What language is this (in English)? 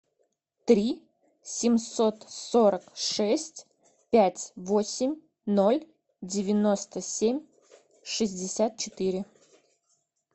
Russian